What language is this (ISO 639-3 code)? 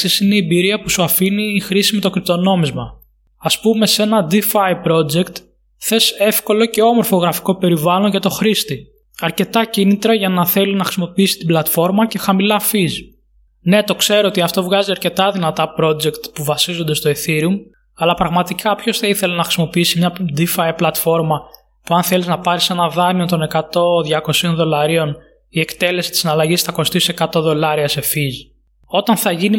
ell